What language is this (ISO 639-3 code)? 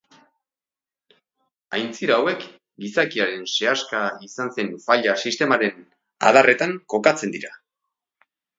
eus